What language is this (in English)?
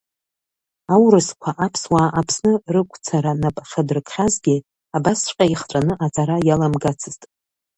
Abkhazian